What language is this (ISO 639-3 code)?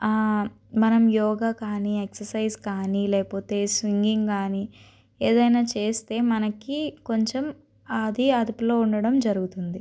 tel